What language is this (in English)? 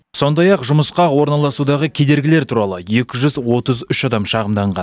Kazakh